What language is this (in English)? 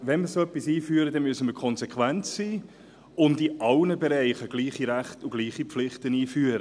Swiss German